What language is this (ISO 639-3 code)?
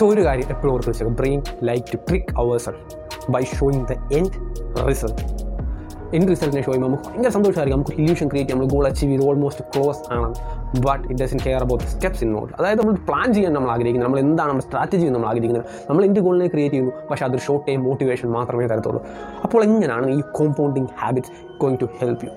mal